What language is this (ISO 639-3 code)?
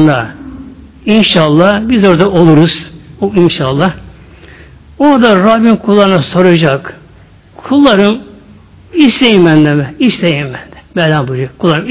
tur